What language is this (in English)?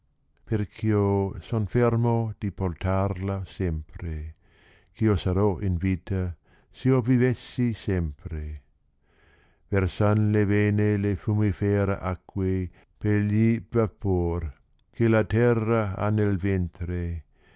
Italian